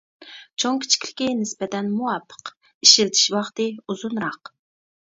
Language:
Uyghur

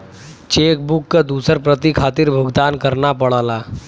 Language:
Bhojpuri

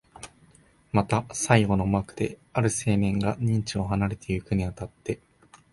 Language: Japanese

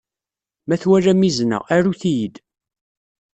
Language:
Kabyle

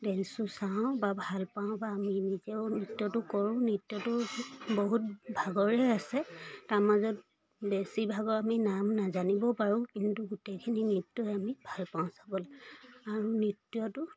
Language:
Assamese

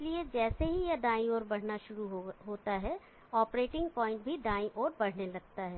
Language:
Hindi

